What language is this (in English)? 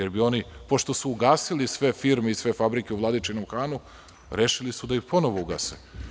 Serbian